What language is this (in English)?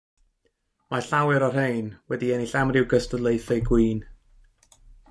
Welsh